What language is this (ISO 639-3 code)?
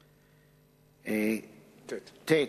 heb